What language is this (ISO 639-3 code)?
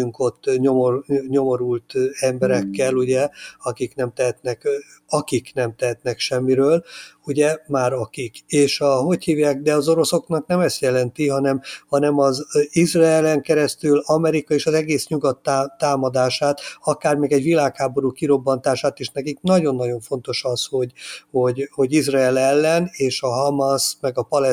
hun